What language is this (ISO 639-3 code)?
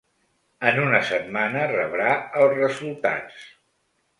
cat